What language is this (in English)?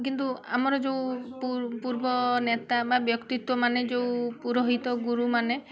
Odia